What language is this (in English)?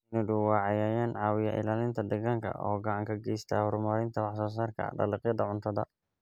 Somali